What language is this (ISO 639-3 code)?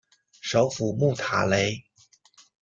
zho